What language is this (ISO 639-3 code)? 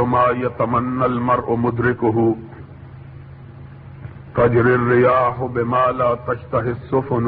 urd